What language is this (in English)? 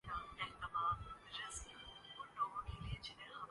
Urdu